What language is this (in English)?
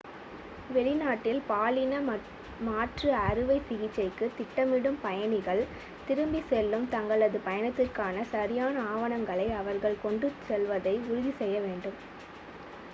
Tamil